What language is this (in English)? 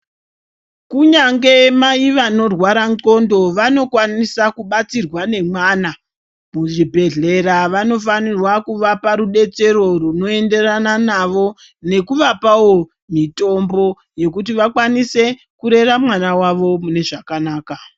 Ndau